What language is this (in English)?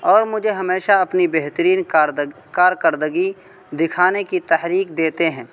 Urdu